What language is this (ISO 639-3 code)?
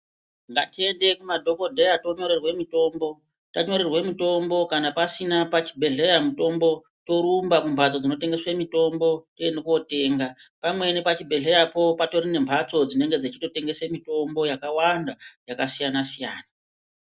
ndc